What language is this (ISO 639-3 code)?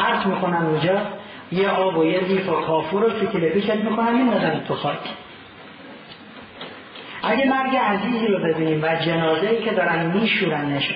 fas